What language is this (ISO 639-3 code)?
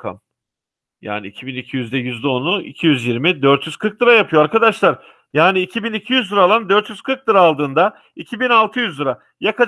tur